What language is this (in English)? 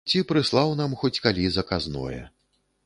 Belarusian